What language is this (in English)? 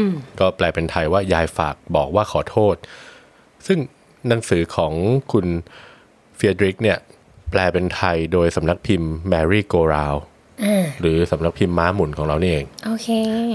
Thai